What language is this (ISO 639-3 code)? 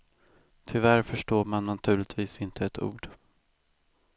swe